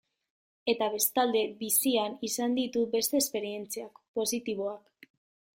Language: Basque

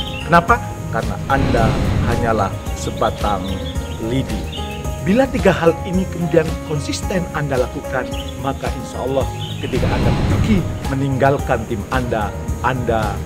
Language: Indonesian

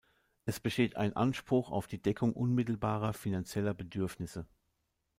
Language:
German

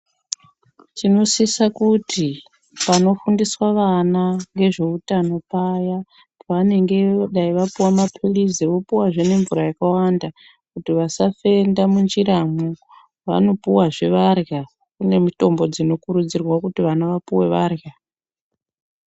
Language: Ndau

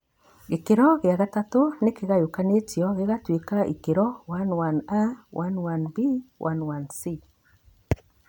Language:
Kikuyu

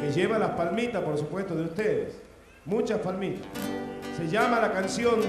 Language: Spanish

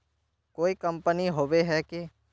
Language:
Magahi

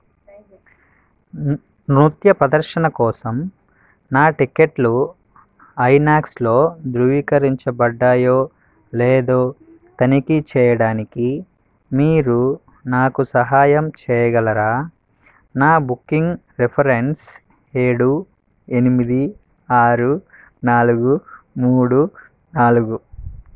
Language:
Telugu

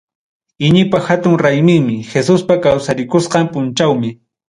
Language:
Ayacucho Quechua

